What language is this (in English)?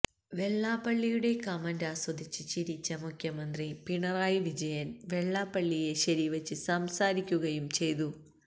Malayalam